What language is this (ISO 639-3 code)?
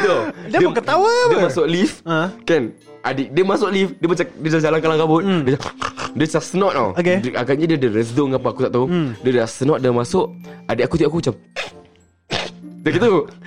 msa